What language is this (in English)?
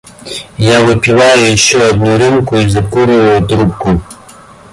Russian